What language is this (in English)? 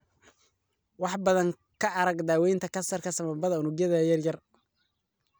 Somali